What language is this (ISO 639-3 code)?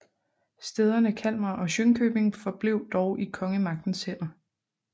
dan